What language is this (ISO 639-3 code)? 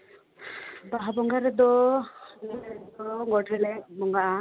sat